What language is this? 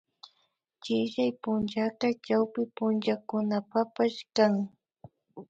Imbabura Highland Quichua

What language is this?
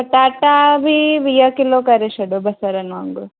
Sindhi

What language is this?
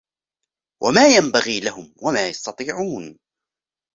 Arabic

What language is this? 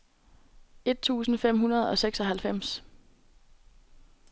Danish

